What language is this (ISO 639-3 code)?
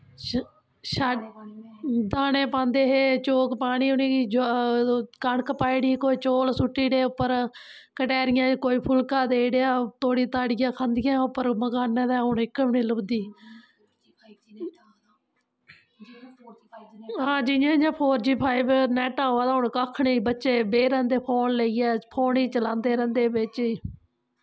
doi